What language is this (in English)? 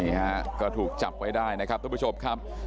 Thai